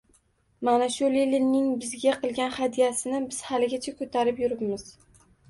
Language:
Uzbek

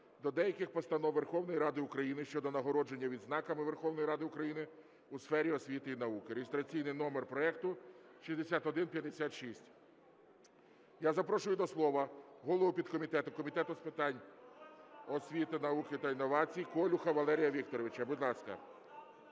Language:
Ukrainian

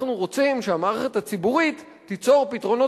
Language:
Hebrew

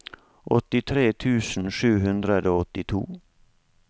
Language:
Norwegian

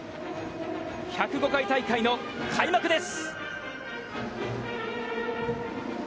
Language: Japanese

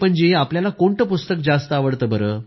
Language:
Marathi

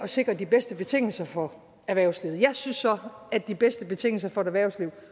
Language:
Danish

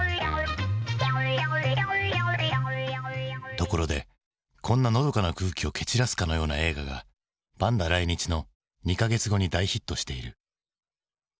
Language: Japanese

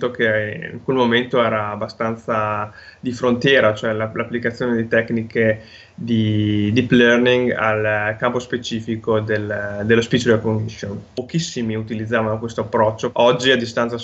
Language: Italian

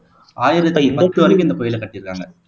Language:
Tamil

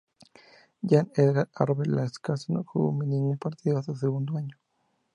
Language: Spanish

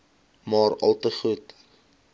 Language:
Afrikaans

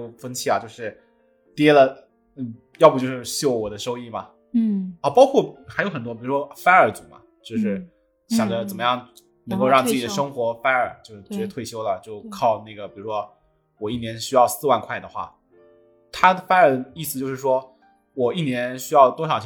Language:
Chinese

